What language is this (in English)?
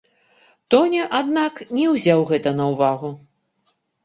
Belarusian